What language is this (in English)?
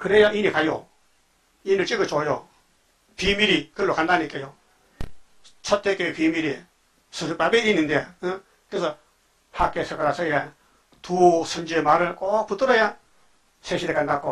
Korean